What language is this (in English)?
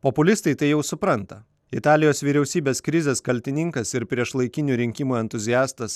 Lithuanian